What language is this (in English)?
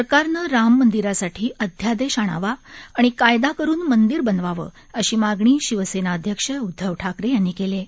Marathi